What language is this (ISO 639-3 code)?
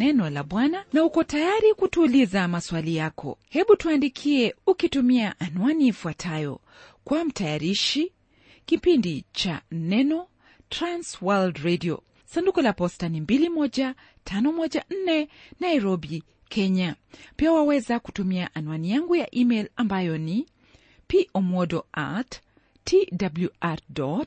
swa